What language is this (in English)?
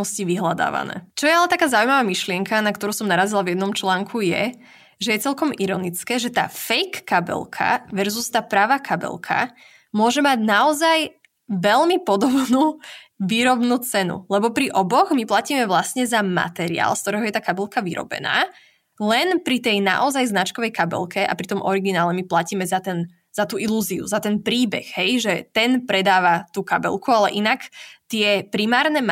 Slovak